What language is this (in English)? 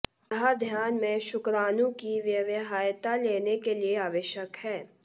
Hindi